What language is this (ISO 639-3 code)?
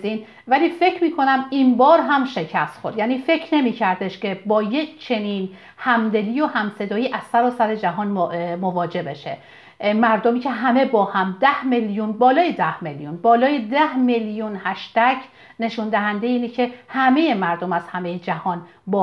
fas